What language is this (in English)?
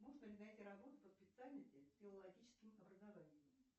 Russian